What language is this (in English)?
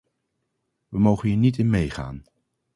Dutch